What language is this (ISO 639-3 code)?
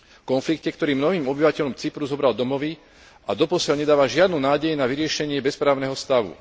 slk